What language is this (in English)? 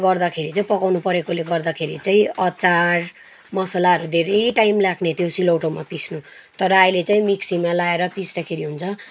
Nepali